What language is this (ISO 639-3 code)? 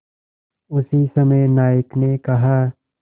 hin